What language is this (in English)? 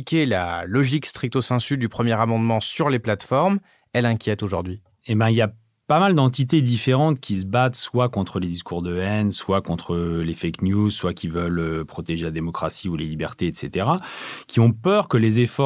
French